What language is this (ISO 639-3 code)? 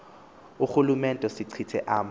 xho